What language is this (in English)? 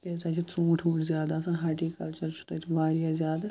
Kashmiri